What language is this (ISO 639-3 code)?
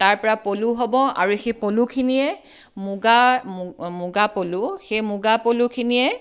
asm